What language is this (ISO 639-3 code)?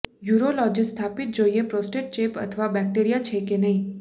guj